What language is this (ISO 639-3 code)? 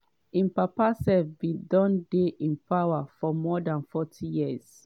pcm